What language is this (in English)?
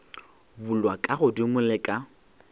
Northern Sotho